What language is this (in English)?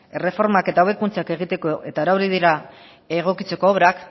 Basque